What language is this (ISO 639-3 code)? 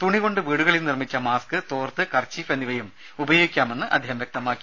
mal